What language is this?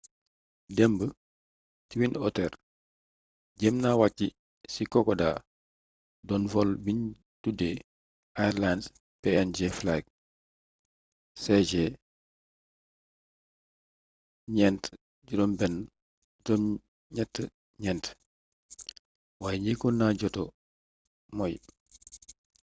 Wolof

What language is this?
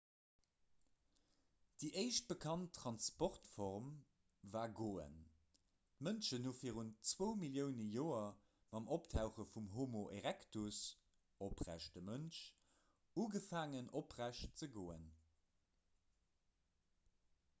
Luxembourgish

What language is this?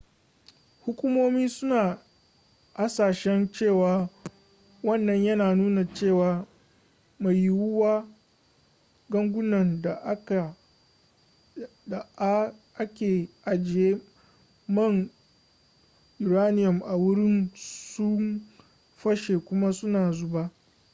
Hausa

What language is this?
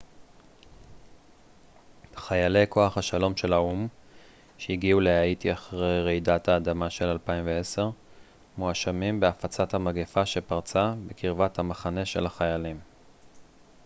Hebrew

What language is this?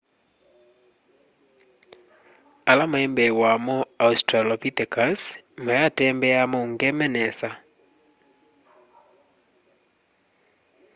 Kamba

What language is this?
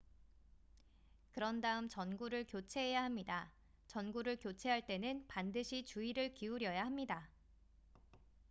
Korean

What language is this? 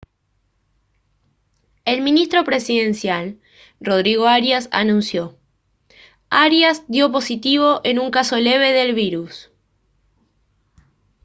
Spanish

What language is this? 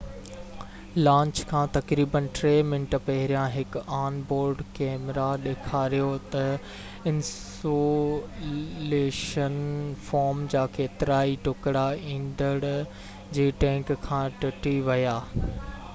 Sindhi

